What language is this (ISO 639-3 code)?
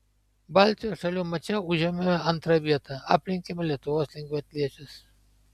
lit